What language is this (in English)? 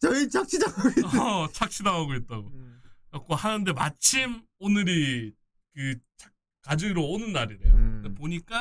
Korean